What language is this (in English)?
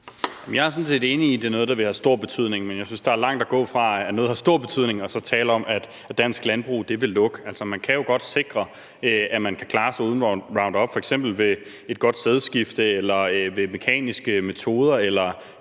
Danish